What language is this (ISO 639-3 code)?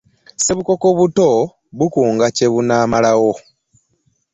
lug